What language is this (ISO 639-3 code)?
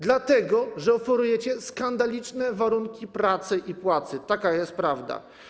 pol